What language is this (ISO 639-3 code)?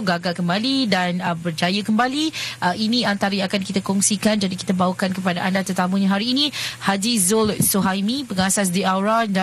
msa